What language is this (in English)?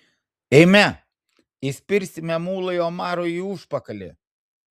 Lithuanian